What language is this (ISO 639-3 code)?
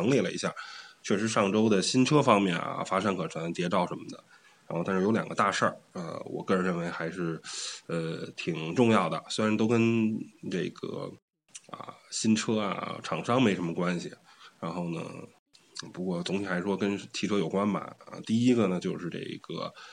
zho